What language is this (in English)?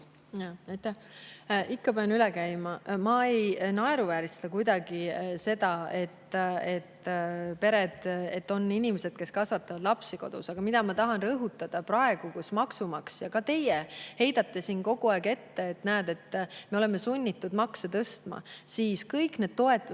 Estonian